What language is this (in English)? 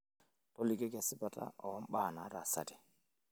Masai